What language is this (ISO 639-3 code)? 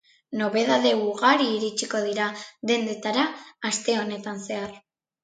eus